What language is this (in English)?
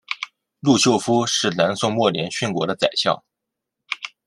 Chinese